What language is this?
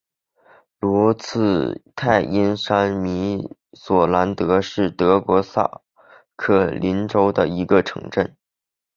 Chinese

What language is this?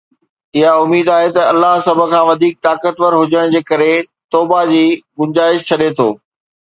Sindhi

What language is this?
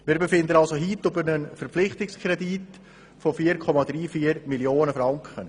Swiss German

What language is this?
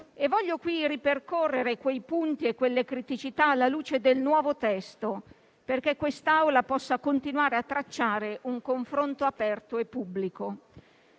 Italian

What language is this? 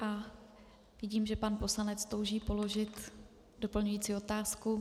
Czech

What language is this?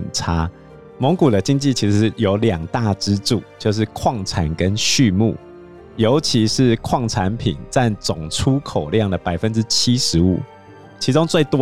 Chinese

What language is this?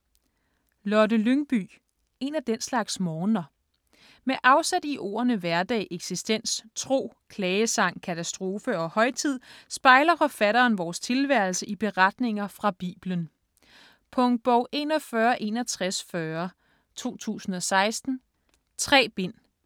Danish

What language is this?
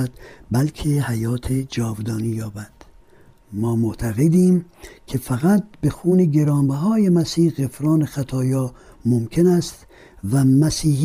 Persian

